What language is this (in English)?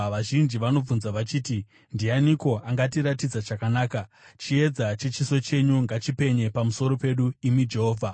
Shona